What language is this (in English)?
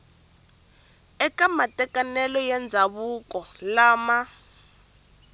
Tsonga